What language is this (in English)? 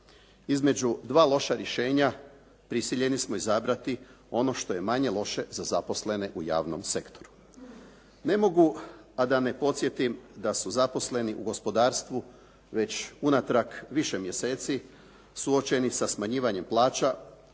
Croatian